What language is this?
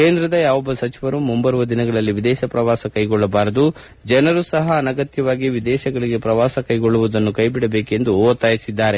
Kannada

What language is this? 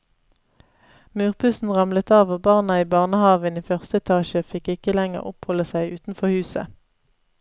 Norwegian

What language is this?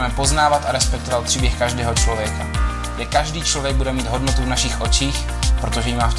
Czech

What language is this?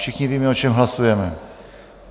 Czech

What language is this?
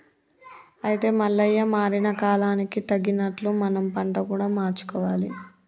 Telugu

